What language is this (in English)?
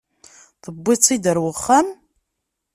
Kabyle